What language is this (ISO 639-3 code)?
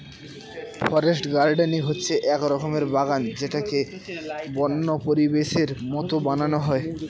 ben